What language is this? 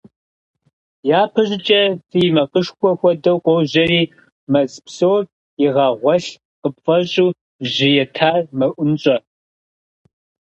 Kabardian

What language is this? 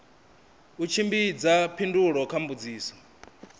Venda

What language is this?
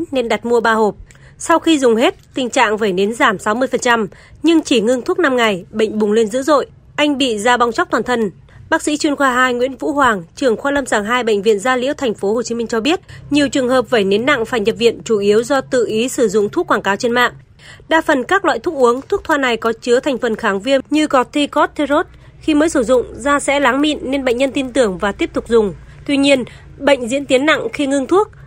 Vietnamese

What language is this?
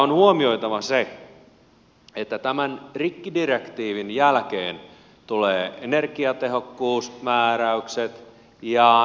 Finnish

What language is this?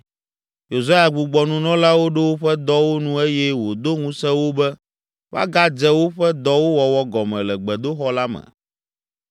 Ewe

